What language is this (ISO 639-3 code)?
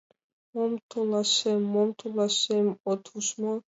chm